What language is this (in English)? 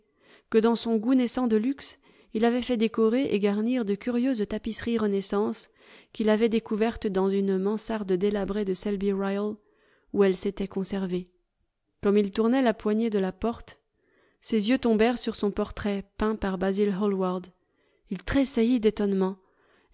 French